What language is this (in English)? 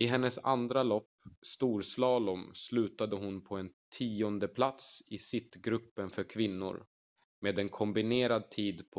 Swedish